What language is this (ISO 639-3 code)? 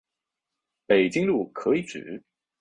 zho